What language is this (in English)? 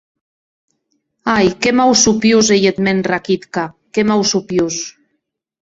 Occitan